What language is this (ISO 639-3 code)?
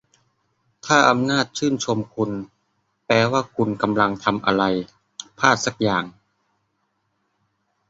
tha